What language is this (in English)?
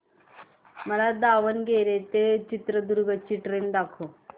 Marathi